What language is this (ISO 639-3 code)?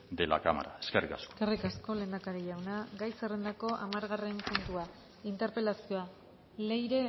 eus